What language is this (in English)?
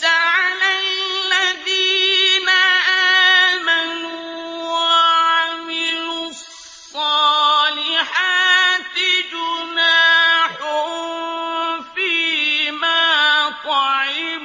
Arabic